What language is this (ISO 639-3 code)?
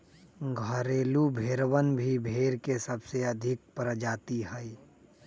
mag